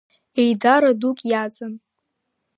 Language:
Abkhazian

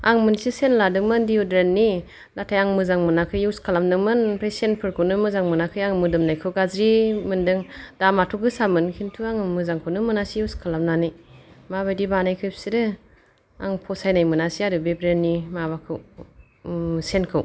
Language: Bodo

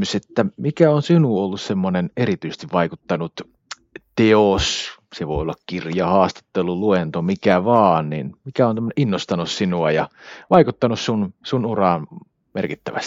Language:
Finnish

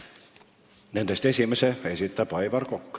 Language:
Estonian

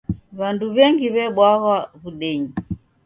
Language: Taita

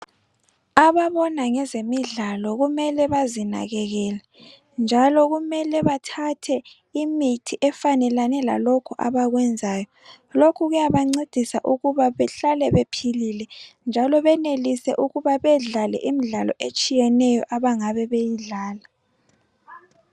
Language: North Ndebele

